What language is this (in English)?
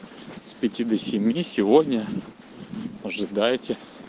Russian